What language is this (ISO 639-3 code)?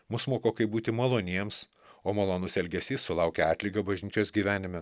lit